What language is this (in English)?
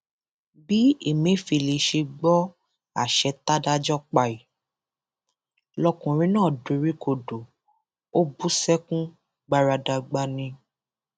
Yoruba